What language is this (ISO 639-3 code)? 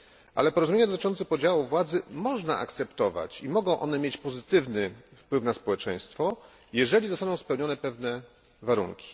pol